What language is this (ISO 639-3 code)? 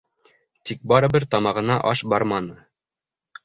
bak